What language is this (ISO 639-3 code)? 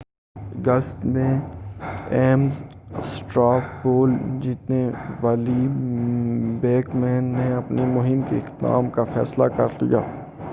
urd